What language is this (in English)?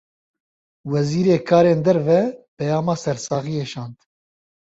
Kurdish